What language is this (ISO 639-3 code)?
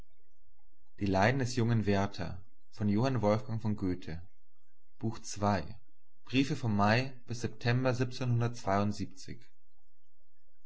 deu